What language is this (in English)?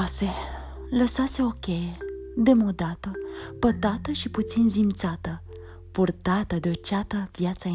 Romanian